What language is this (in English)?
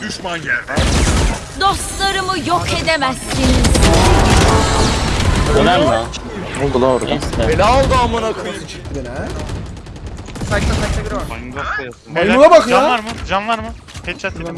Turkish